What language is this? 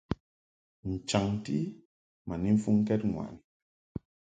Mungaka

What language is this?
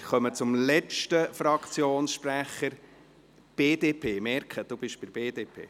Swiss German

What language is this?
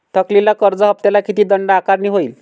Marathi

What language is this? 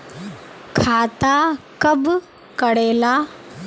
Magahi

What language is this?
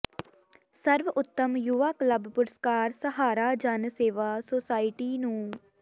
Punjabi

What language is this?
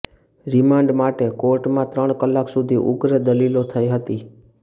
Gujarati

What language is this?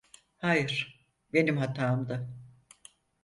Turkish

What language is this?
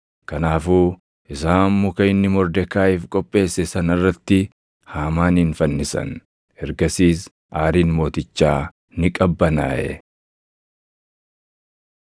Oromo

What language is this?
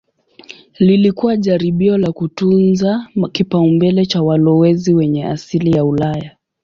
Swahili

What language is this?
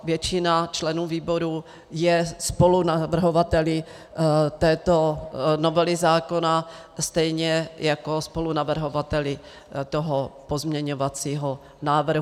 Czech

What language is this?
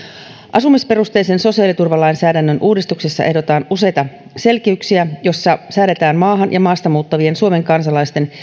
Finnish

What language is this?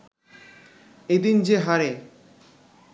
Bangla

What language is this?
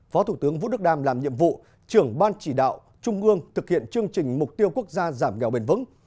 Vietnamese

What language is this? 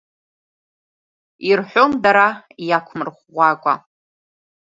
Abkhazian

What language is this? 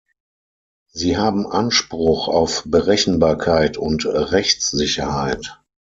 German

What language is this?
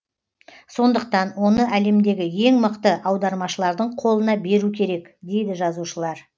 Kazakh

